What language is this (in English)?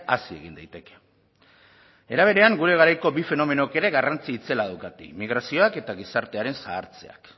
Basque